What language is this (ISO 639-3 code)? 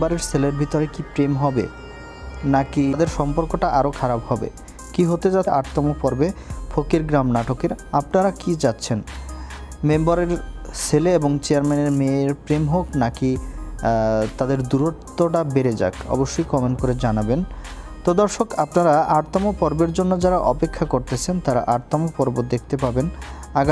ara